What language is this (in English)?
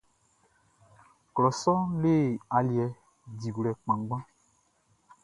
Baoulé